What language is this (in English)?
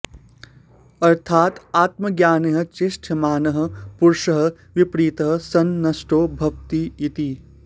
Sanskrit